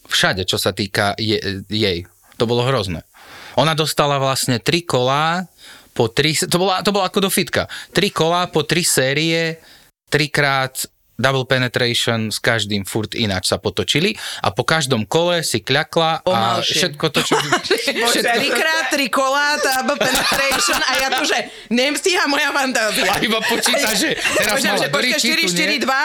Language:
Slovak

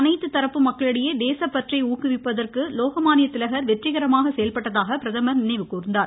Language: Tamil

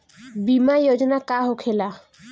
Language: Bhojpuri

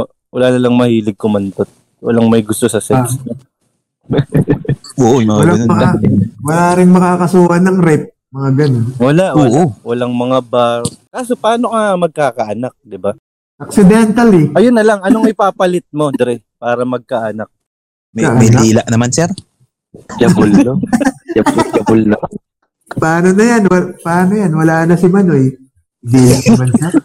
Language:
Filipino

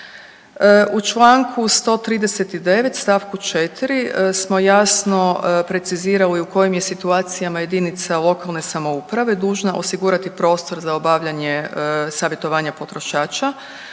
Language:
Croatian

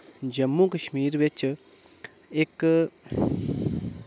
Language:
Dogri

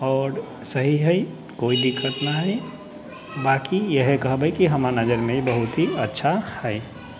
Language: Maithili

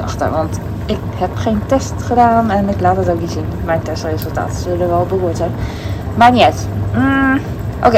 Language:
Dutch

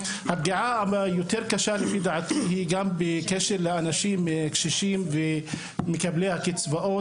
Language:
Hebrew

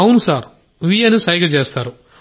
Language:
Telugu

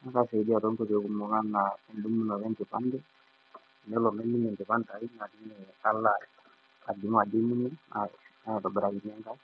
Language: Masai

